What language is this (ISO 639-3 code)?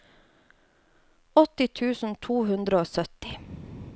nor